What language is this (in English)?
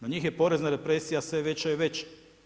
Croatian